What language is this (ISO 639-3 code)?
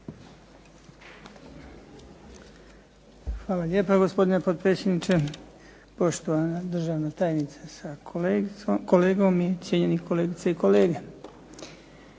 hrv